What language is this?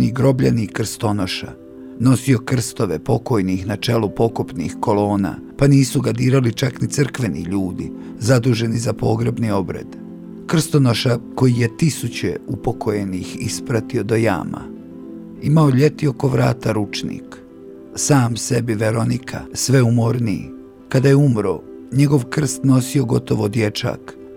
Croatian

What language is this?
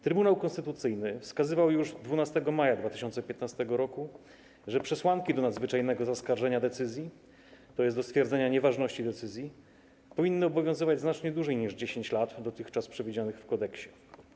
Polish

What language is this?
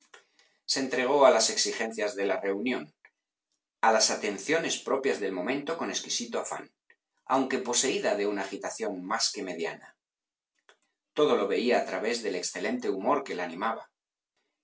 Spanish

